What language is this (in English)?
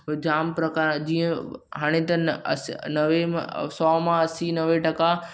Sindhi